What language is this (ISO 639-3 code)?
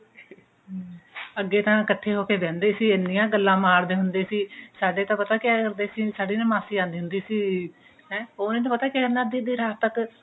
pan